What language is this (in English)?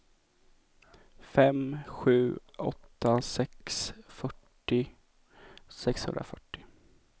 Swedish